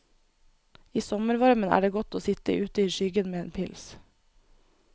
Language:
Norwegian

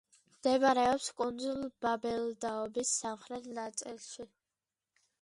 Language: Georgian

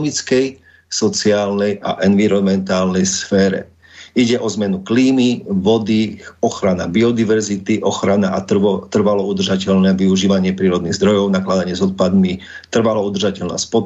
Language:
Slovak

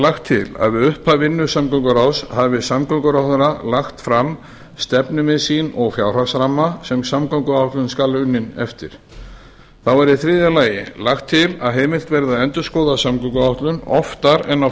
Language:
Icelandic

